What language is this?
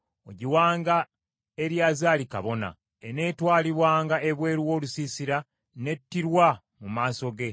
Ganda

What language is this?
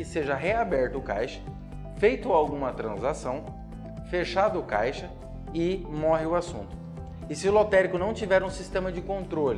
Portuguese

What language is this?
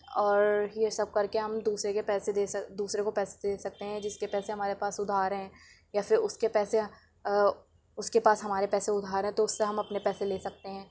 Urdu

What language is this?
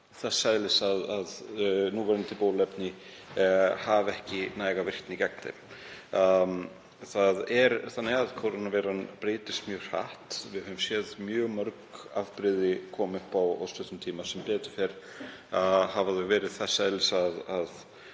Icelandic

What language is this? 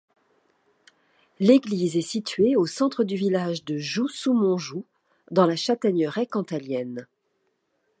French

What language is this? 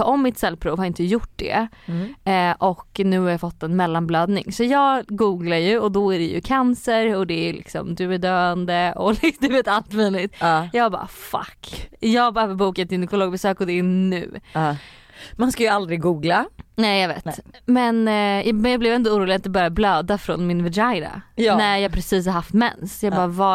Swedish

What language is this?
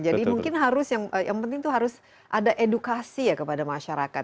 Indonesian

